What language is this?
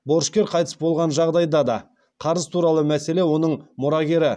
Kazakh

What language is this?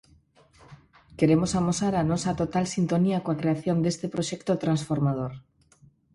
Galician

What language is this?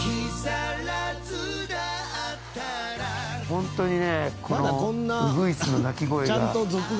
Japanese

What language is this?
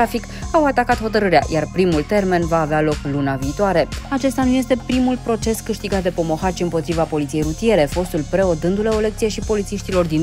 Romanian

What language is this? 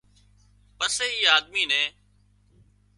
Wadiyara Koli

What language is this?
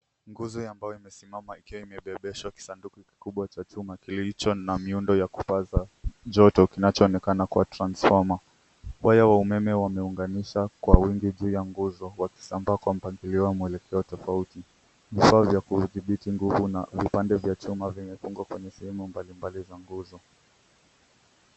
Swahili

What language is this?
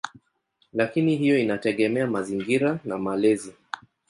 Swahili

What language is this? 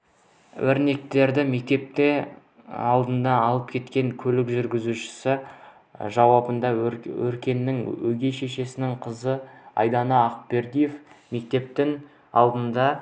Kazakh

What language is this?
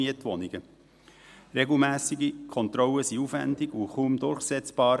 Swiss German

